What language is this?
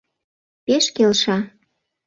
Mari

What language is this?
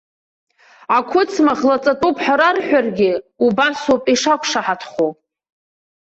Abkhazian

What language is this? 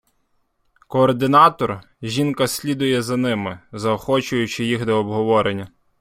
Ukrainian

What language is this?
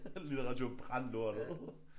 Danish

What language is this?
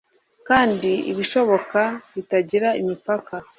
Kinyarwanda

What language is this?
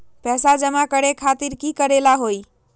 Magahi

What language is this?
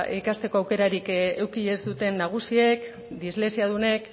Basque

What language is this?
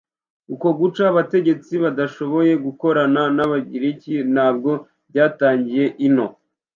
Kinyarwanda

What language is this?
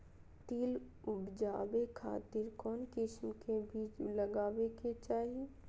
Magahi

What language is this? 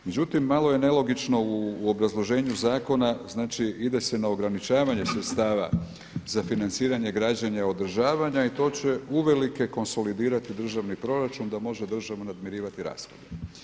Croatian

